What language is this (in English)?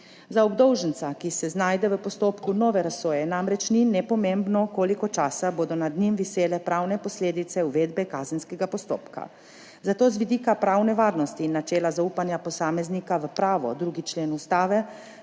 Slovenian